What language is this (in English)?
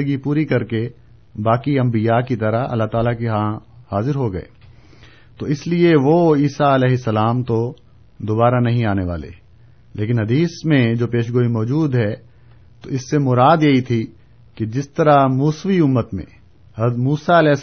Urdu